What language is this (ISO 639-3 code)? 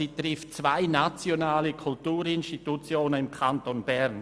gsw